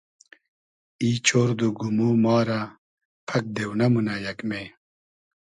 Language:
Hazaragi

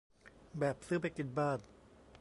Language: Thai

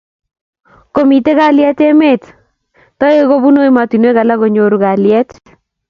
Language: Kalenjin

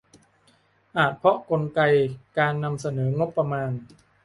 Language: Thai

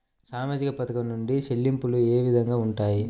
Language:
Telugu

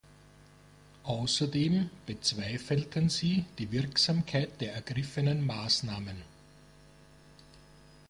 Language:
German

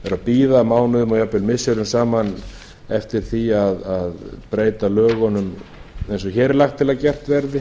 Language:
Icelandic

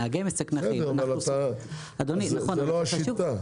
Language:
Hebrew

